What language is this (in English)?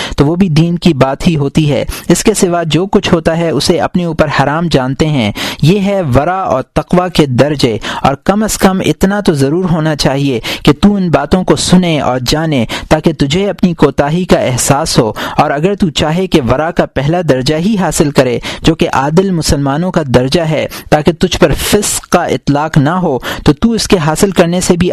Urdu